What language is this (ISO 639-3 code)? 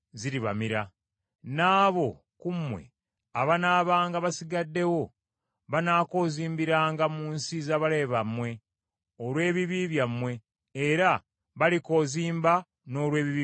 lug